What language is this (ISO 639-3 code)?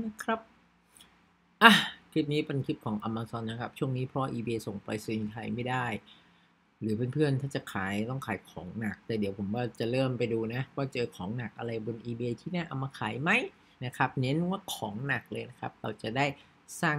tha